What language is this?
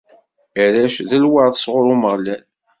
Kabyle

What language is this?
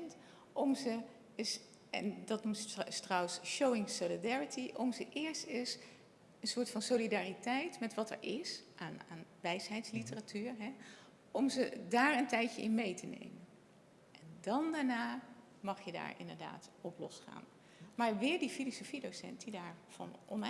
Dutch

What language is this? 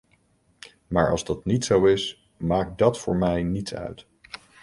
Dutch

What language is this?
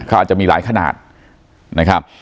Thai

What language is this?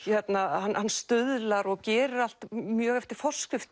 Icelandic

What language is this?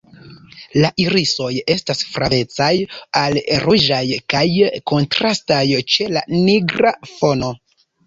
Esperanto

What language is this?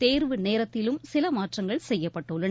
Tamil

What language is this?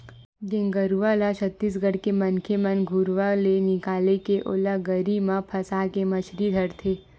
Chhattisgarhi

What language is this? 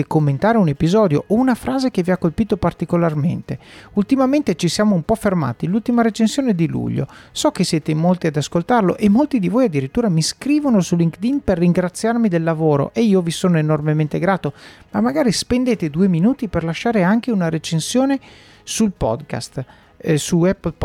Italian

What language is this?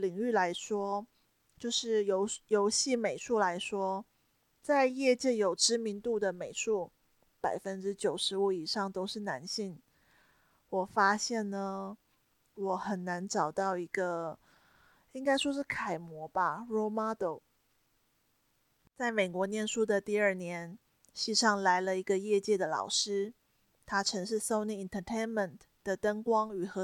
Chinese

